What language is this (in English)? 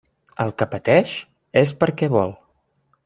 Catalan